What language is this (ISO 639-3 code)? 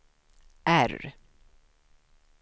swe